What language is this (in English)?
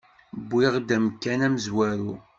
Kabyle